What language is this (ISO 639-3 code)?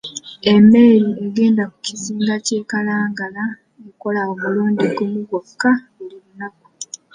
lug